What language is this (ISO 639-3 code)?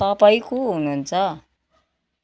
nep